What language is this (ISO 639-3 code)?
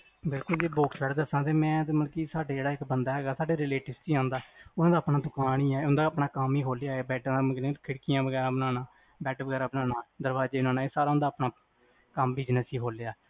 pan